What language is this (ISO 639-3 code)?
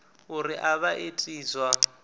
ven